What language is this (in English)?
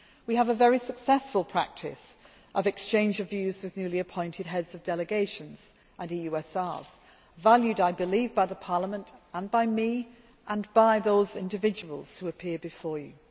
English